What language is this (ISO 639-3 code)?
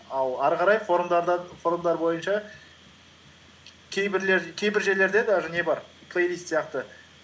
kaz